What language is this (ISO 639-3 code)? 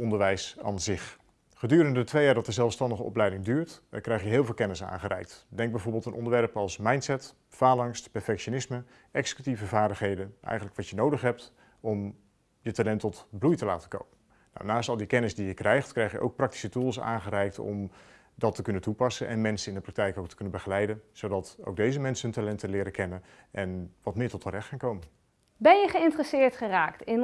nld